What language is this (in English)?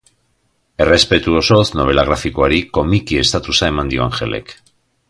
Basque